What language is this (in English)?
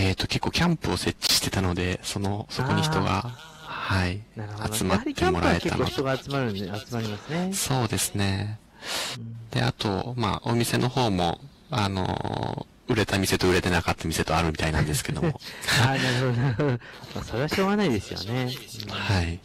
Japanese